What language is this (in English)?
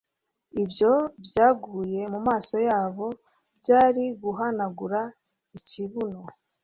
Kinyarwanda